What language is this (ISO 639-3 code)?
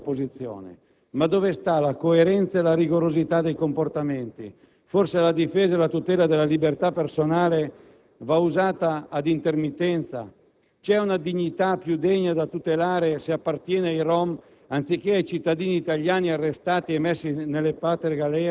ita